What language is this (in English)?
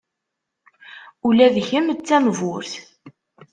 Kabyle